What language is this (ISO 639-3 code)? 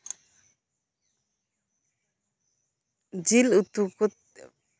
sat